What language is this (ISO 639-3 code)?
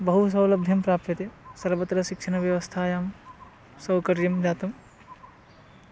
san